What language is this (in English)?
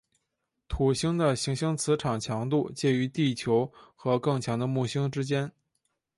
Chinese